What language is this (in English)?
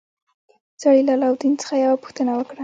Pashto